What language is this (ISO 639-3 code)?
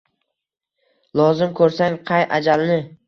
uzb